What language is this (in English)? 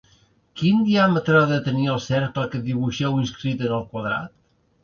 Catalan